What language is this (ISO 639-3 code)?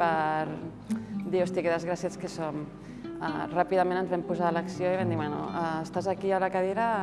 spa